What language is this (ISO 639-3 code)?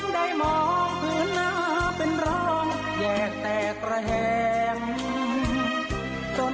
tha